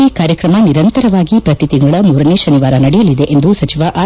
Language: Kannada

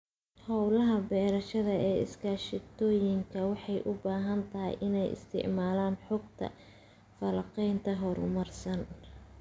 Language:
Somali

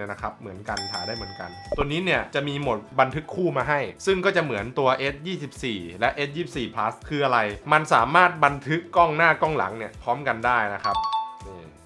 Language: Thai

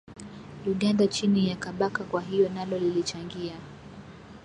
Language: Swahili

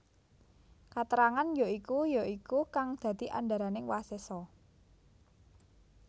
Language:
Javanese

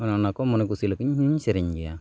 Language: Santali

